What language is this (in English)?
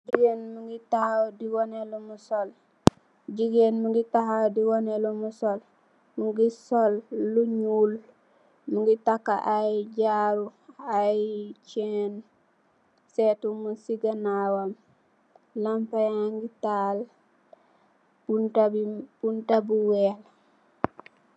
Wolof